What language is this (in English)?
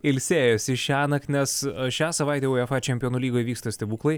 Lithuanian